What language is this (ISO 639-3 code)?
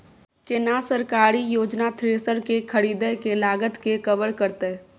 mai